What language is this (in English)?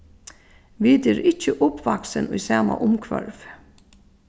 Faroese